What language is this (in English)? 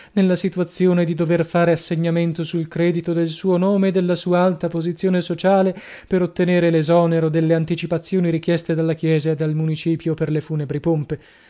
Italian